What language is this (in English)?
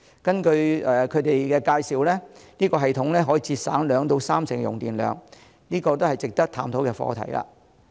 Cantonese